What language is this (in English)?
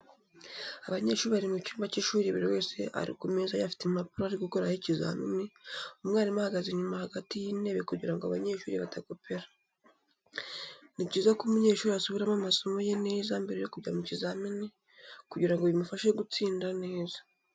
Kinyarwanda